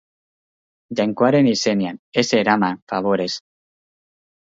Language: Basque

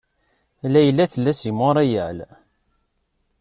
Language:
Kabyle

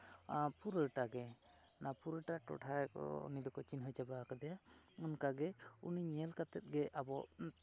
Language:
Santali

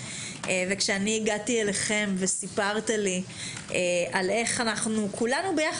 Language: Hebrew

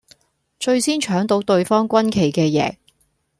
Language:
Cantonese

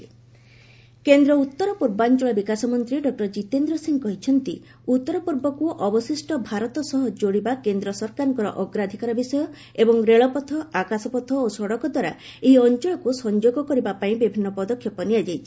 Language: Odia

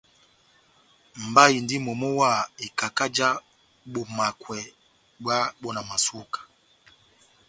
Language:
Batanga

